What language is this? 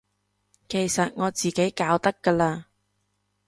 Cantonese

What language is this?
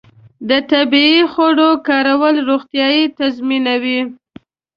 Pashto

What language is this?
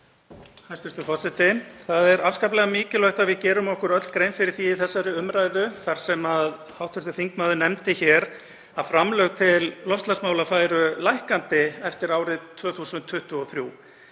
Icelandic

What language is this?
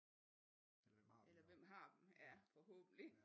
Danish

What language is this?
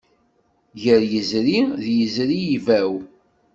Kabyle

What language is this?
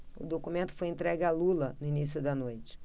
Portuguese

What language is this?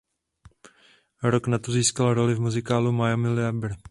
Czech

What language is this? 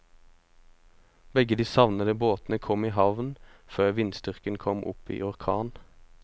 Norwegian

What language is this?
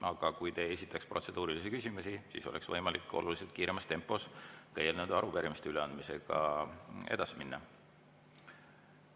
Estonian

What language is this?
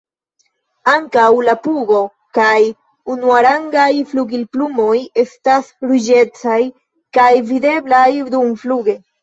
Esperanto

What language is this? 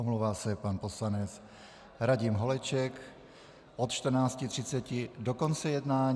Czech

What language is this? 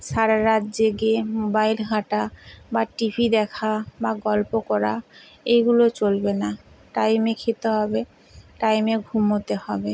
Bangla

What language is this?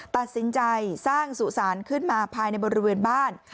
Thai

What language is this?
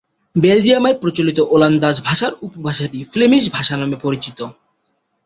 Bangla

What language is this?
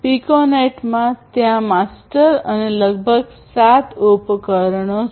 Gujarati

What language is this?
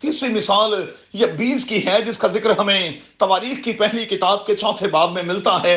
Urdu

